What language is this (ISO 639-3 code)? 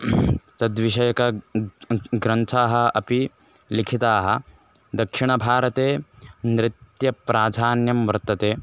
san